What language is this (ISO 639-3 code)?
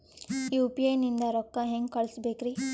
kan